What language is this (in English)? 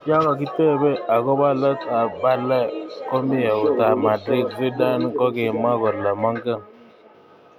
Kalenjin